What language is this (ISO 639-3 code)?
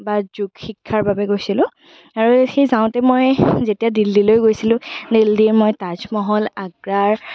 asm